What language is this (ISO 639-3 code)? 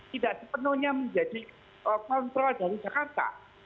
ind